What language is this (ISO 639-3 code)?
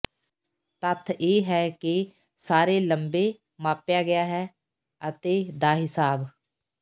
pan